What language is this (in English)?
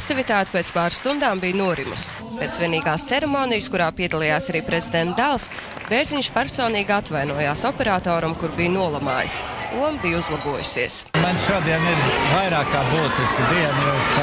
Latvian